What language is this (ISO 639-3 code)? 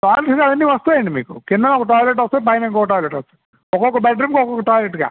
tel